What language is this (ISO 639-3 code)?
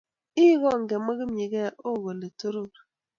kln